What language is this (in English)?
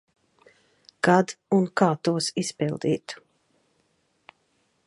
Latvian